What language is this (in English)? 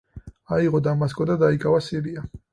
Georgian